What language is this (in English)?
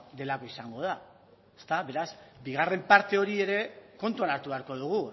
Basque